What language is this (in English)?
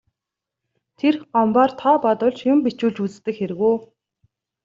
Mongolian